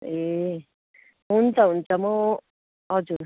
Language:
Nepali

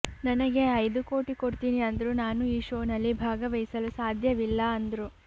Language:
Kannada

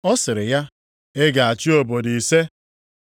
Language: Igbo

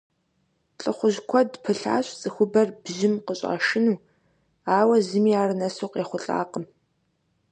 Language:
Kabardian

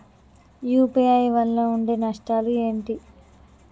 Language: Telugu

